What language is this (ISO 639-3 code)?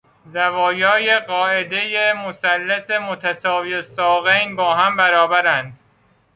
fas